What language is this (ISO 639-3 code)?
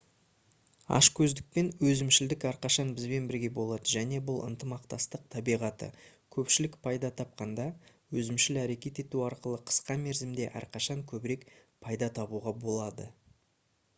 kaz